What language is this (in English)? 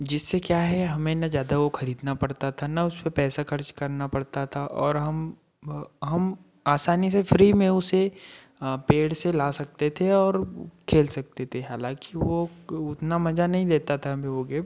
Hindi